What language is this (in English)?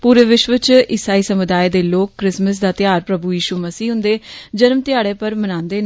Dogri